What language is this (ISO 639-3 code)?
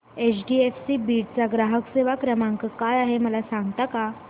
mar